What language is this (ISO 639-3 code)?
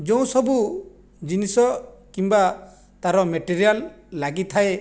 ori